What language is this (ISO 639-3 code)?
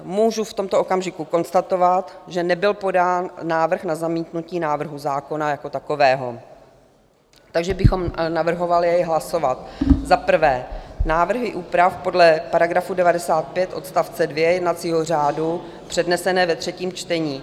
ces